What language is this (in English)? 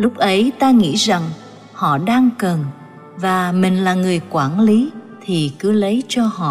Vietnamese